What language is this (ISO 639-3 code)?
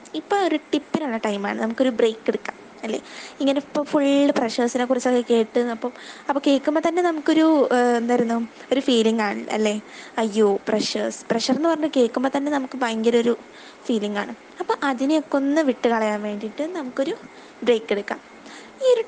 mal